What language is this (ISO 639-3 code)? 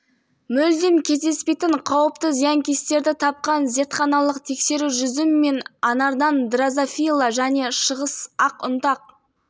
kaz